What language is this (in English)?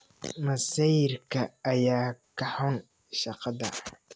Somali